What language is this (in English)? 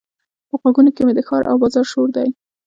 Pashto